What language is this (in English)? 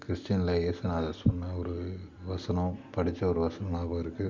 Tamil